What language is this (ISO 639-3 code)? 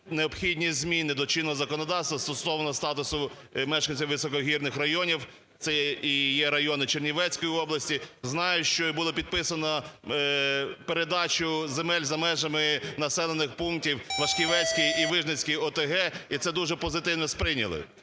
ukr